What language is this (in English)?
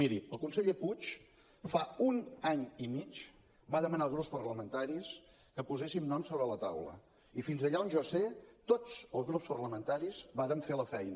Catalan